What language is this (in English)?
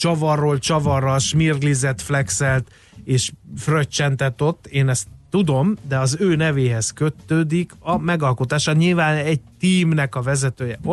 Hungarian